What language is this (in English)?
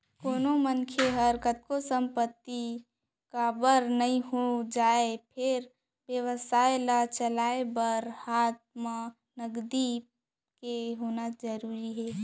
Chhattisgarhi